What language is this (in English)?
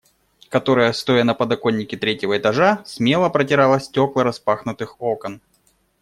Russian